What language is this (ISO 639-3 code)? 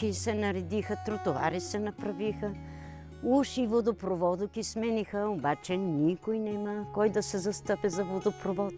bul